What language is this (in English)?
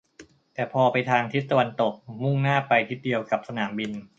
Thai